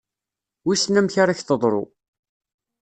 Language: Kabyle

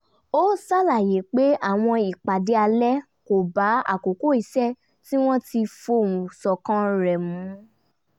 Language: Yoruba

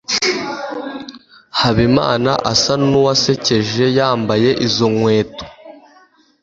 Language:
Kinyarwanda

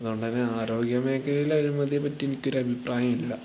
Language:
Malayalam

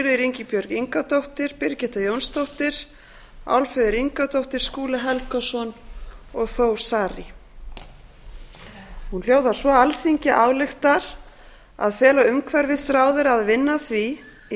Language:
Icelandic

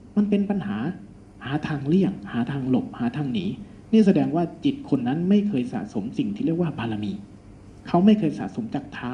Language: Thai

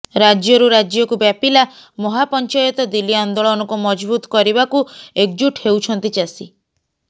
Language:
Odia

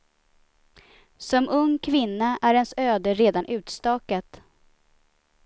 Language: Swedish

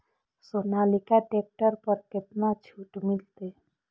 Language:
Maithili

